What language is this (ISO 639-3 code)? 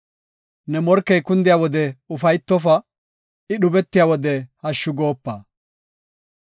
gof